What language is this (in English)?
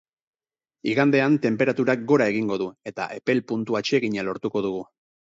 Basque